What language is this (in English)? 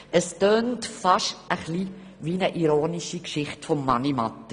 Swiss German